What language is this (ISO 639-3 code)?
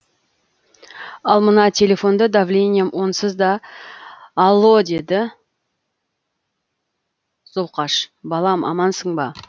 kaz